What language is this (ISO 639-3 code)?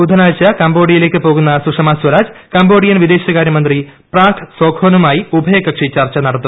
mal